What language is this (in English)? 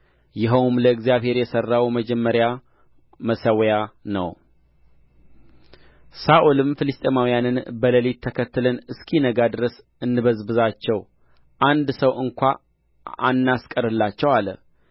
Amharic